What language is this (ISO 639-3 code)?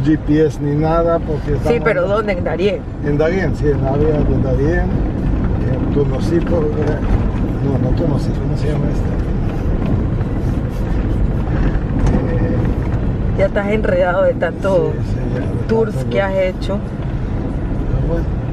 spa